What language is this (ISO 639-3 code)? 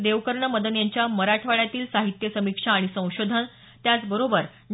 mar